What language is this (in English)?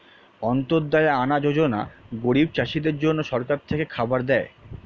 Bangla